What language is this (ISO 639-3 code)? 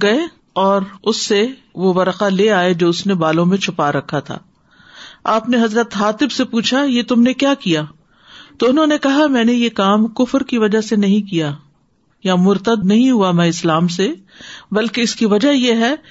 urd